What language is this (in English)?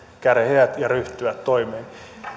Finnish